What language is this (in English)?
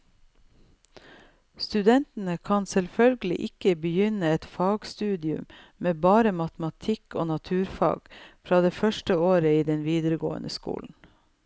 Norwegian